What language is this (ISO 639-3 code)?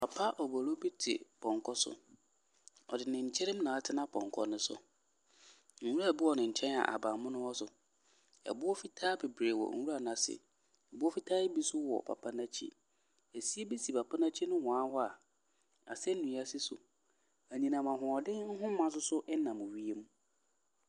aka